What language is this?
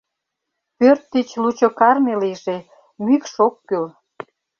Mari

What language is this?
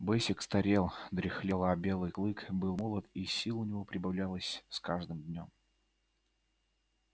Russian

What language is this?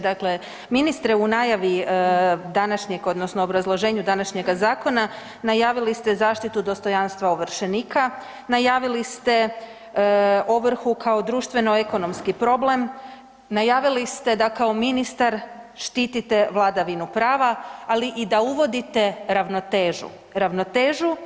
Croatian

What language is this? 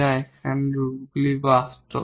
Bangla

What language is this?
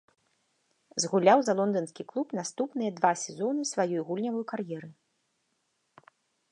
Belarusian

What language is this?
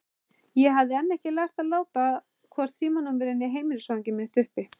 Icelandic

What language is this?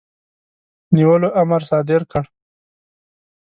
Pashto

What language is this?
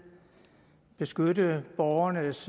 Danish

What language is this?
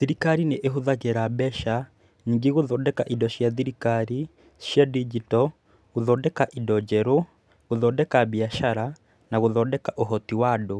Kikuyu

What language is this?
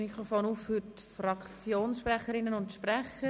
Swiss German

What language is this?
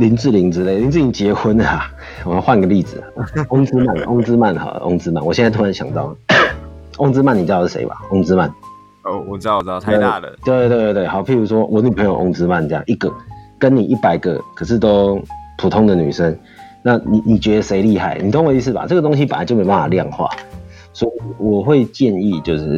Chinese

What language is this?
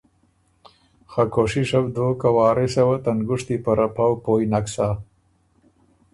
Ormuri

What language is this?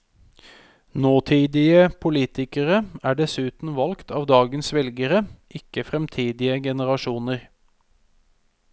Norwegian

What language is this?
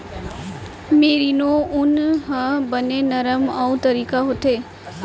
Chhattisgarhi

